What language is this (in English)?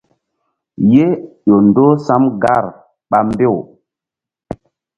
Mbum